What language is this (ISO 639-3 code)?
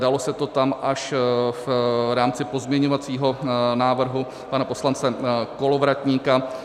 ces